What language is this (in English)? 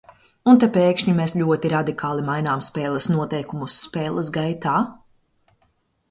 Latvian